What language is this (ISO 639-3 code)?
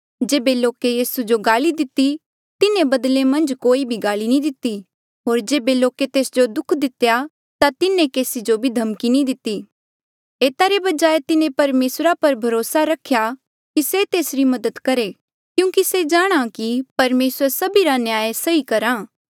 mjl